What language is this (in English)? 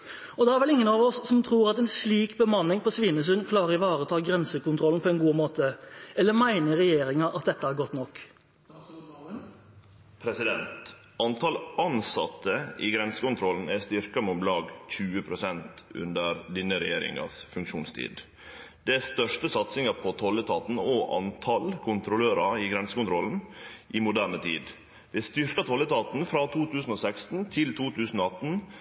Norwegian